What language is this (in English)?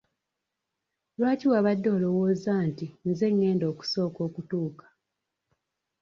Ganda